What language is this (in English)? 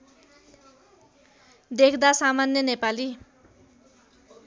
Nepali